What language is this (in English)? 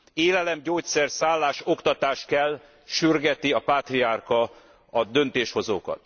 Hungarian